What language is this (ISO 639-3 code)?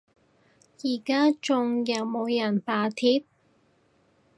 yue